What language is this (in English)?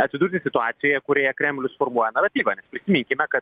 Lithuanian